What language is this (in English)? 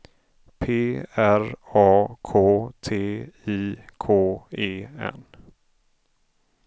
Swedish